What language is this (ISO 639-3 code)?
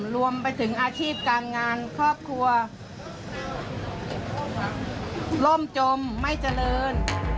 tha